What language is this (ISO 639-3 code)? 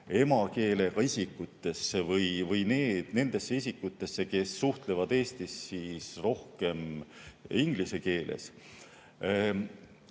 est